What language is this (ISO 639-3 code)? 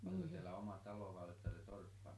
fin